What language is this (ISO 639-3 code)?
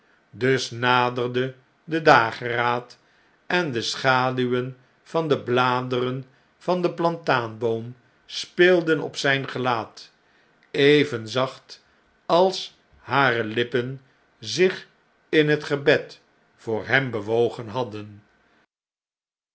nld